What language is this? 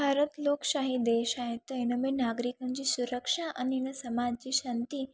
Sindhi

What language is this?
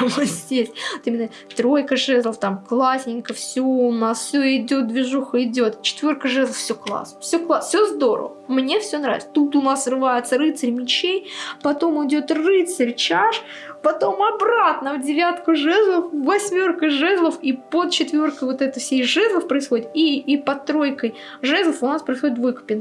Russian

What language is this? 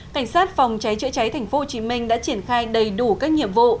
Vietnamese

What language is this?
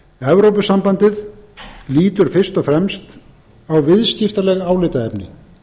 Icelandic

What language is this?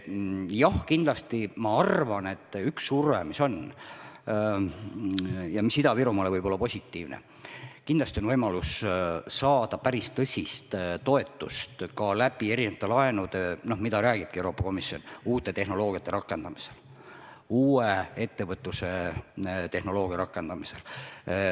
Estonian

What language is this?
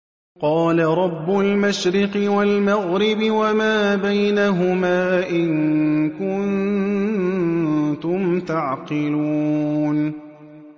Arabic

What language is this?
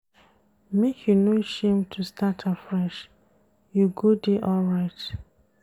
Nigerian Pidgin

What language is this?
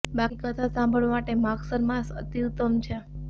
Gujarati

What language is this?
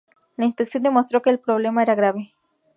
Spanish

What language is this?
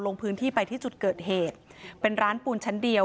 Thai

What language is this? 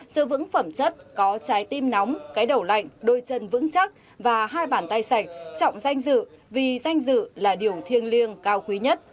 Vietnamese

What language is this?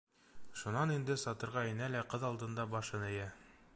Bashkir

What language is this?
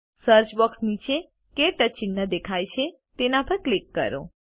Gujarati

